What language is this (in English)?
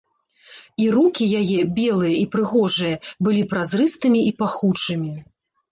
Belarusian